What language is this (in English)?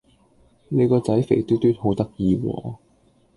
Cantonese